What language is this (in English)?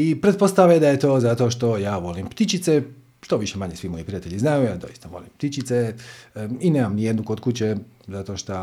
Croatian